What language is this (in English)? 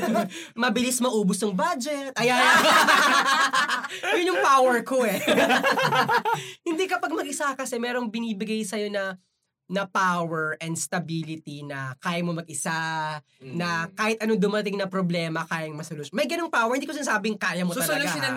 Filipino